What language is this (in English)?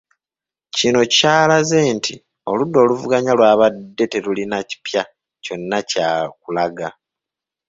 Ganda